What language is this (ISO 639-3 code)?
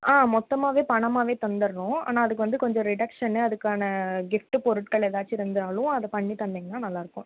tam